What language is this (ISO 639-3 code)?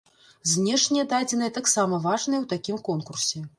bel